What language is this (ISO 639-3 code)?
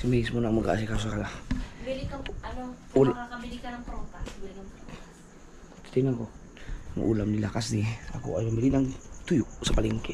fil